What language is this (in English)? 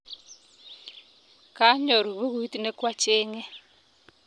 Kalenjin